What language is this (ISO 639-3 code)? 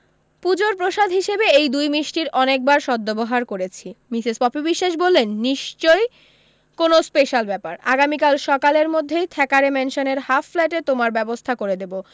ben